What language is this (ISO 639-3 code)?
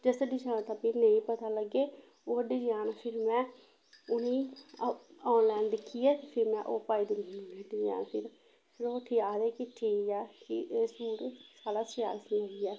doi